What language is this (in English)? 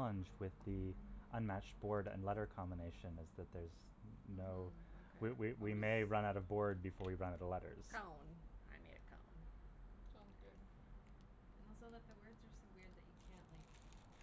English